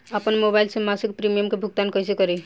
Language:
Bhojpuri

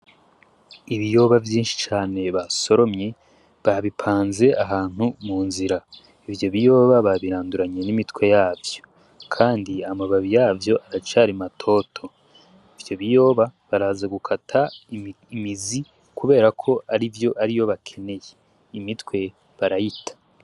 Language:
Rundi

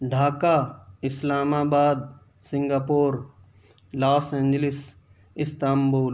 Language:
Urdu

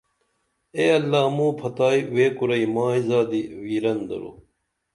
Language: Dameli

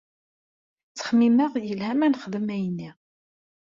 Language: Kabyle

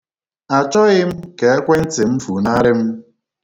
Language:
Igbo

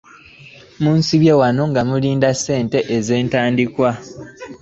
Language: Ganda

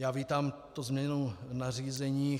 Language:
Czech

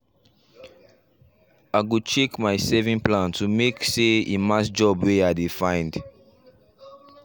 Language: Nigerian Pidgin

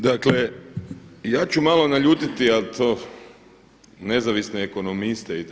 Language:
Croatian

